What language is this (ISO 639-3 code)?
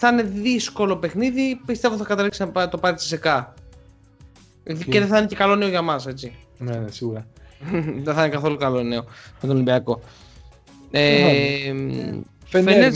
ell